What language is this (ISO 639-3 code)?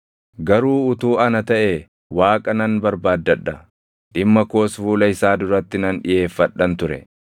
orm